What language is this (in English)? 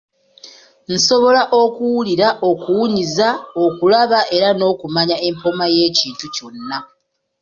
Ganda